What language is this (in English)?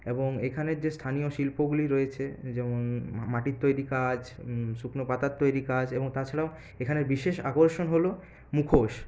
Bangla